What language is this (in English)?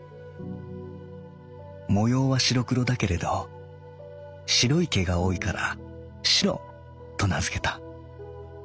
Japanese